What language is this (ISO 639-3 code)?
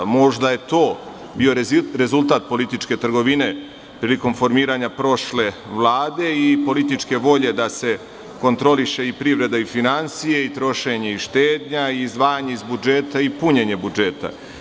srp